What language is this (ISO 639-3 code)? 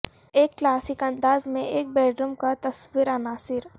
urd